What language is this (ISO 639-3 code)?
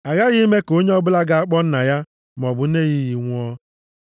ibo